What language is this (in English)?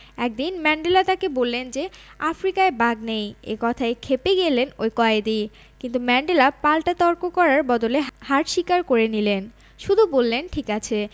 Bangla